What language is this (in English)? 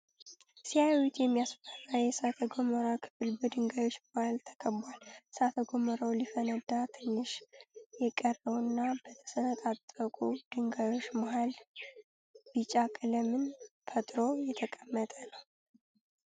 Amharic